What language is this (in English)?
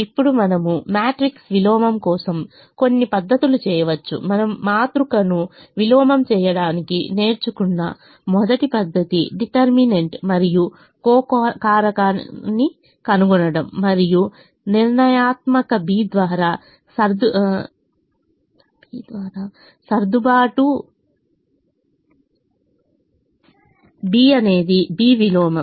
Telugu